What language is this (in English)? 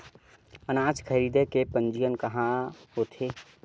Chhattisgarhi